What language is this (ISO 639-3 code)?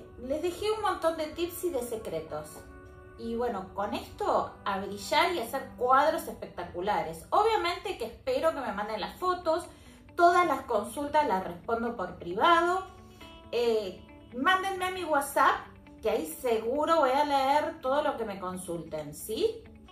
spa